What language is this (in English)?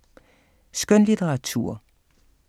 Danish